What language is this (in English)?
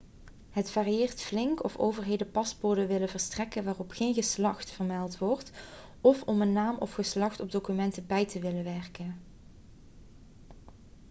Dutch